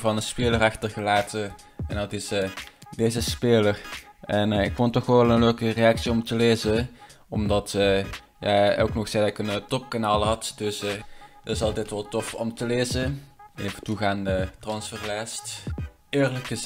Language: Dutch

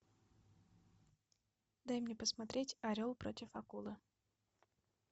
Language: Russian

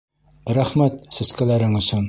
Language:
Bashkir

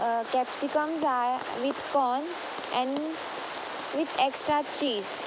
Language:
Konkani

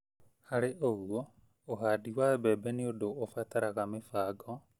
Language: Kikuyu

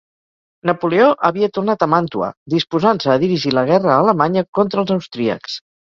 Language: Catalan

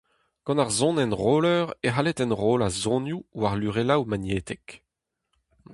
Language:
Breton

